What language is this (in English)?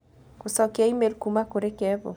Kikuyu